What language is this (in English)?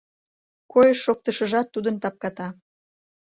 Mari